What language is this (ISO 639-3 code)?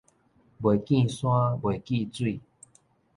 nan